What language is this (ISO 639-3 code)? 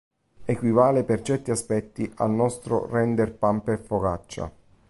ita